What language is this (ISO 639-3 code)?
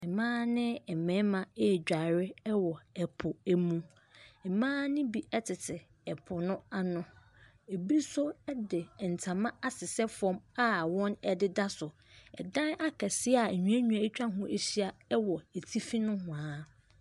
aka